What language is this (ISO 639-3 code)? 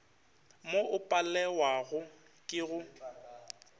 nso